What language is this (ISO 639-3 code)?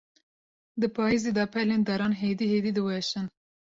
kur